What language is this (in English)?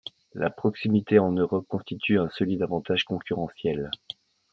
French